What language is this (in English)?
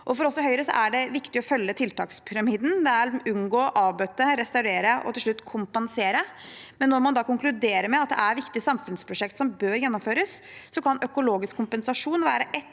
Norwegian